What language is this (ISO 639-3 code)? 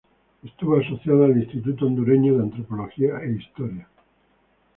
spa